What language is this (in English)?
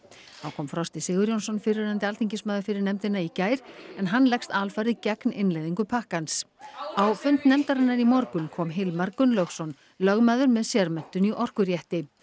Icelandic